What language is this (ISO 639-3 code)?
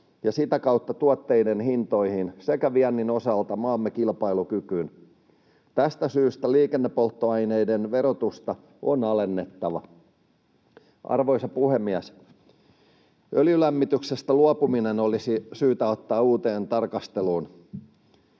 fin